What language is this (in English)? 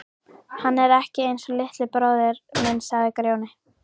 Icelandic